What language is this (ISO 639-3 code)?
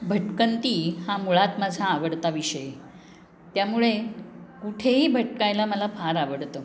mar